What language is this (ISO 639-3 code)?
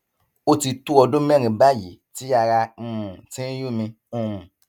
yor